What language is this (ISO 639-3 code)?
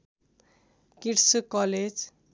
nep